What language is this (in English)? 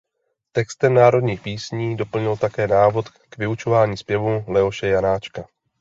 Czech